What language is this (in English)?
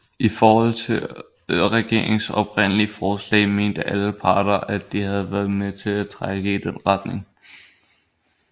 Danish